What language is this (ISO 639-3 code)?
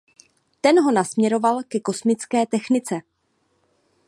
ces